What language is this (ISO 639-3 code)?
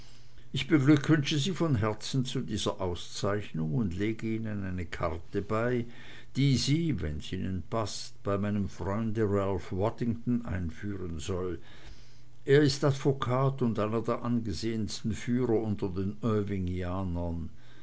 deu